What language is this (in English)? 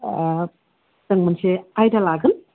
Bodo